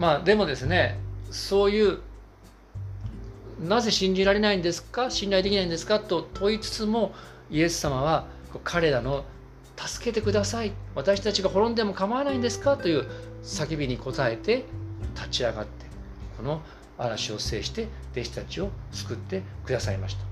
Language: Japanese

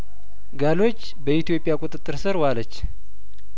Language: Amharic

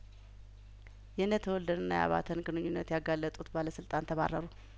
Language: Amharic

